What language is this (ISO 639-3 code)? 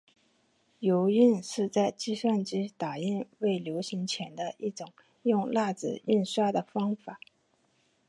zho